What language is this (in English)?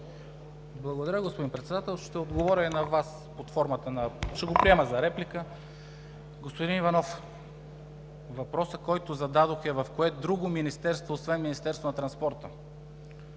Bulgarian